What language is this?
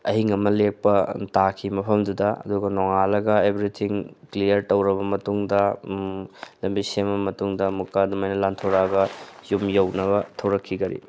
Manipuri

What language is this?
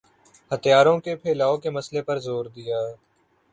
Urdu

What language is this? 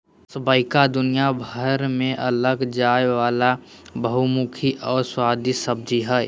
Magahi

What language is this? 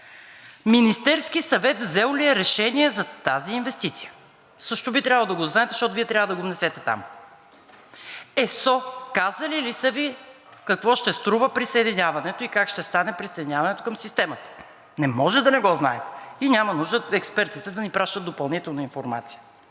Bulgarian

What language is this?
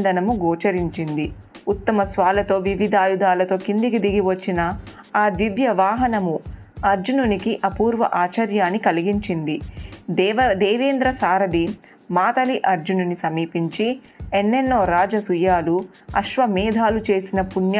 Telugu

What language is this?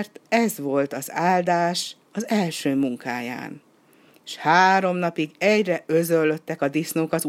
Hungarian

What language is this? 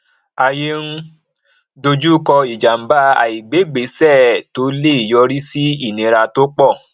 Yoruba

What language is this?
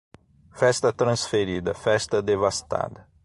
Portuguese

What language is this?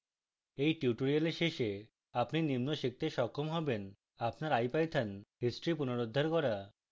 Bangla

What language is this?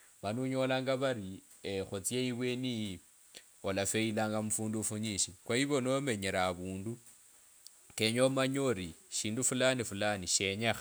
Kabras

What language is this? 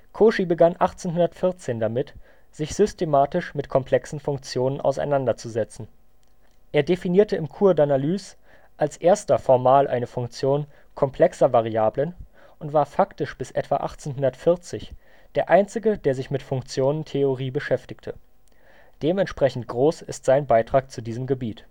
German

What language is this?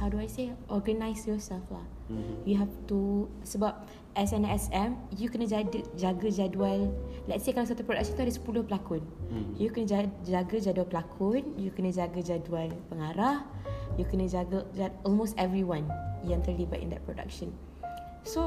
Malay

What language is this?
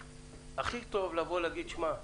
Hebrew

